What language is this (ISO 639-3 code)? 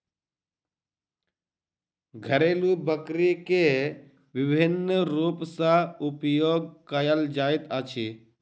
mai